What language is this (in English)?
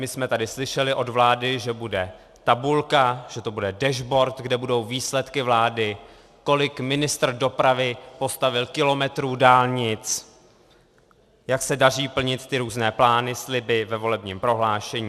Czech